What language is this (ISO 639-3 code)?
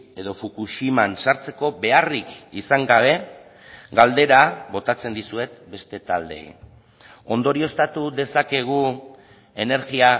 eus